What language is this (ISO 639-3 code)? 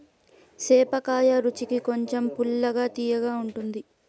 tel